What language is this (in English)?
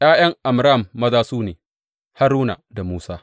Hausa